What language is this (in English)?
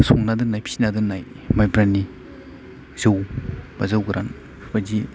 Bodo